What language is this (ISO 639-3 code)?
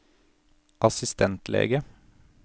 nor